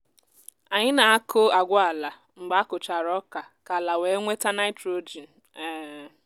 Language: Igbo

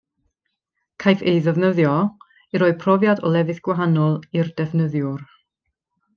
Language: Welsh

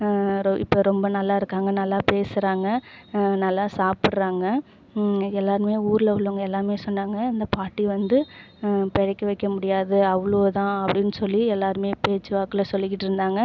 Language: Tamil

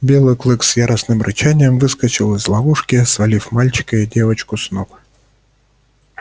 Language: Russian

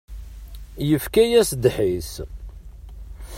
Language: Kabyle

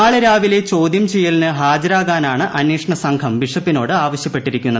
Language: Malayalam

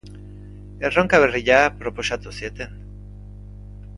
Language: Basque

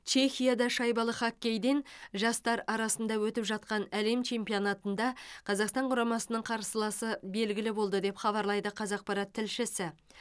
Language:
Kazakh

